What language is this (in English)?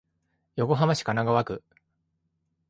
Japanese